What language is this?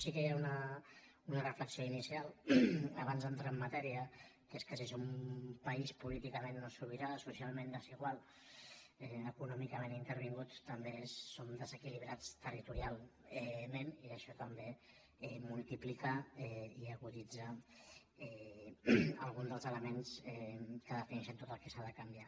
Catalan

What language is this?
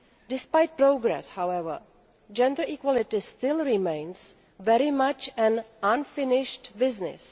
English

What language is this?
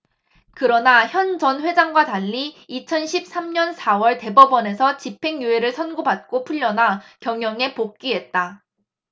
Korean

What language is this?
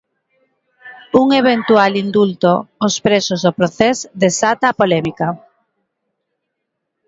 Galician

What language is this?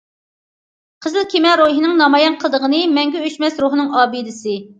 Uyghur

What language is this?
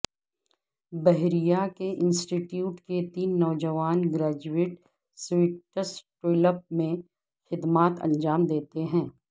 Urdu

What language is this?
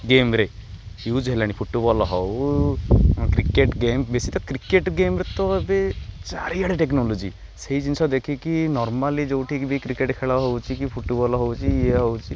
Odia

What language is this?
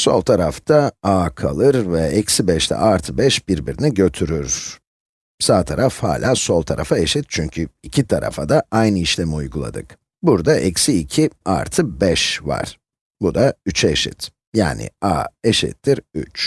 Turkish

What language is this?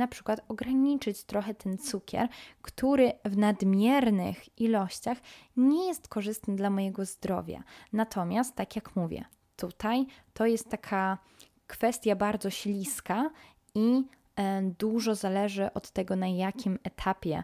Polish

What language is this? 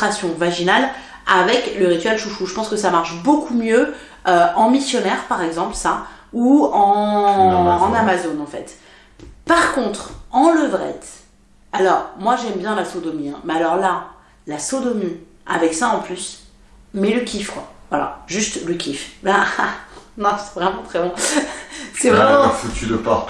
French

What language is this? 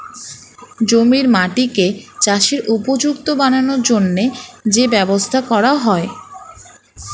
Bangla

